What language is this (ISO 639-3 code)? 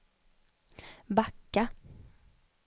swe